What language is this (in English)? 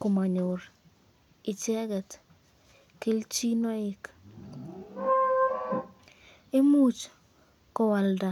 Kalenjin